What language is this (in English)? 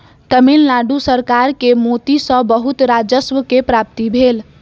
Maithili